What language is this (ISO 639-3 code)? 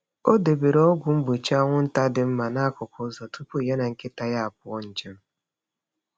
ibo